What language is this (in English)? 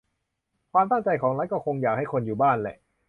Thai